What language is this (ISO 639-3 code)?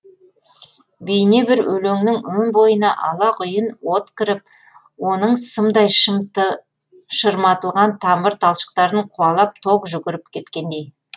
kaz